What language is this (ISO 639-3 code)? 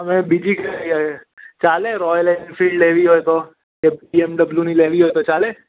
guj